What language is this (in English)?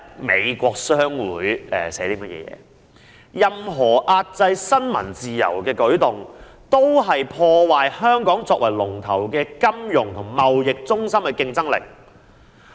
Cantonese